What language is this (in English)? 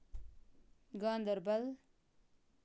Kashmiri